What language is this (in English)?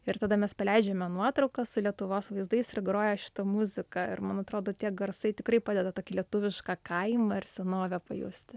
Lithuanian